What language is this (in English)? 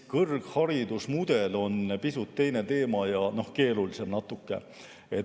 Estonian